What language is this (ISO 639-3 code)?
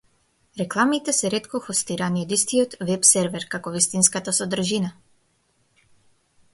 mkd